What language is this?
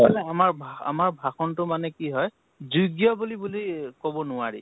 Assamese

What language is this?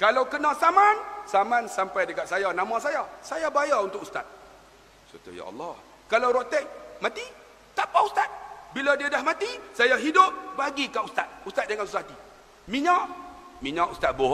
Malay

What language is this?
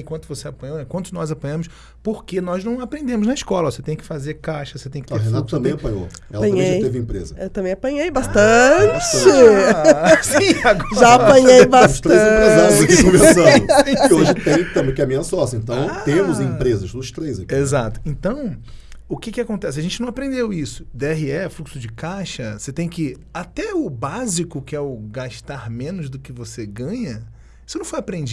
Portuguese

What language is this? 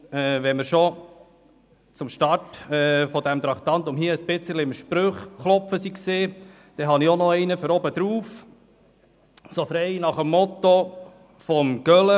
Swiss German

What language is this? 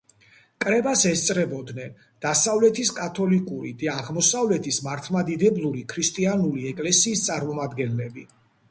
Georgian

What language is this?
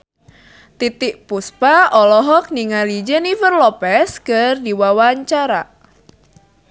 Sundanese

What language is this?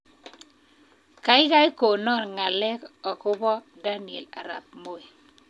Kalenjin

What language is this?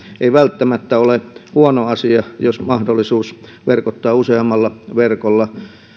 Finnish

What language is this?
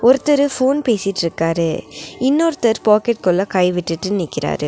Tamil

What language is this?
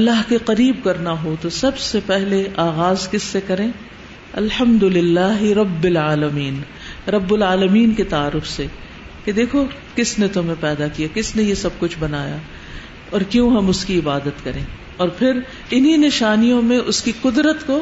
Urdu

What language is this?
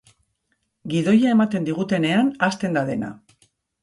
Basque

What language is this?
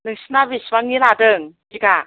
Bodo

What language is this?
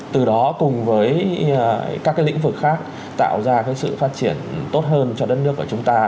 Vietnamese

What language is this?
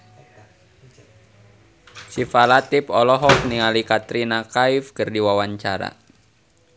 Sundanese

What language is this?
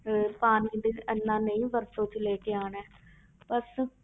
Punjabi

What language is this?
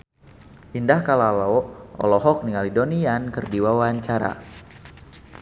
Sundanese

